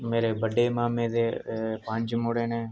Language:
Dogri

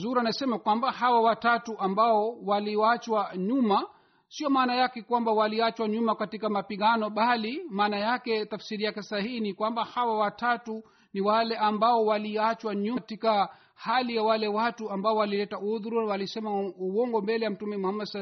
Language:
Swahili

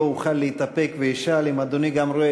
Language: Hebrew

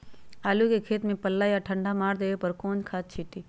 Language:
Magahi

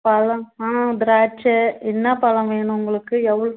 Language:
Tamil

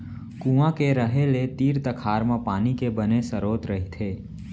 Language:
Chhattisgarhi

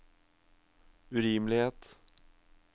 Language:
Norwegian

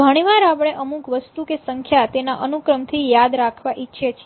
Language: Gujarati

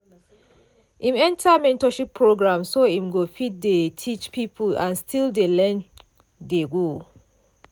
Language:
Nigerian Pidgin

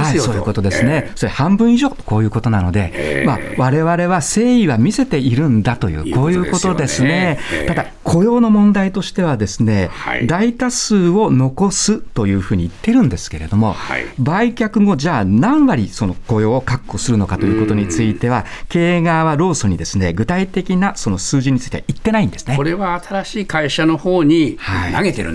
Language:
Japanese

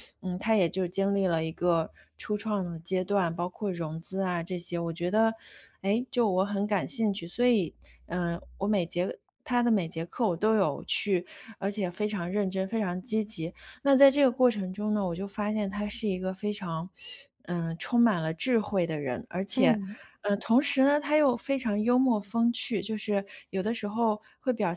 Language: Chinese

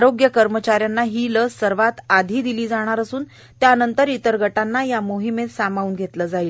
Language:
Marathi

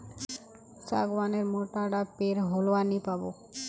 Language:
Magahi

